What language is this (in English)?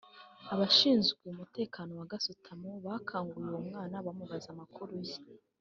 Kinyarwanda